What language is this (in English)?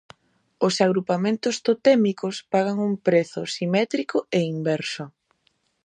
Galician